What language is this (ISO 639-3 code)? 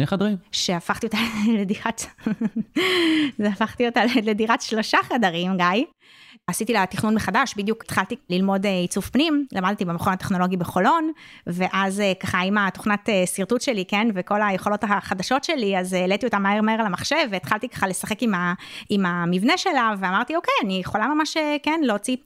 heb